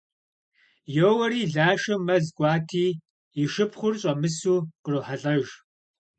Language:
Kabardian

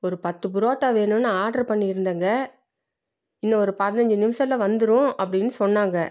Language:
Tamil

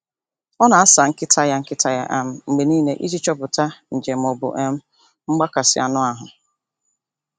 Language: Igbo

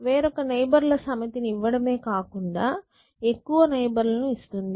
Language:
Telugu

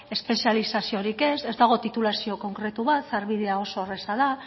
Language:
Basque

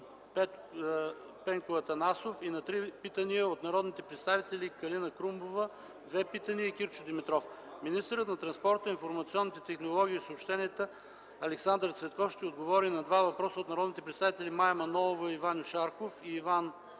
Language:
Bulgarian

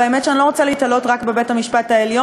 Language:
Hebrew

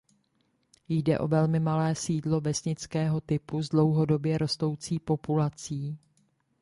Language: Czech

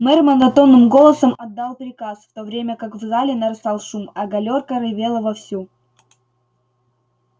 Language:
Russian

